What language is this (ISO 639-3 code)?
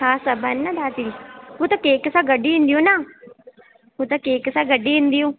snd